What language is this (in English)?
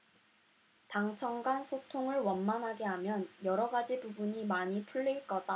Korean